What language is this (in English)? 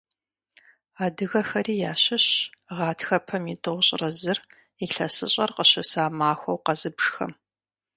Kabardian